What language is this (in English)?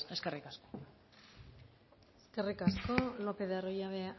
Basque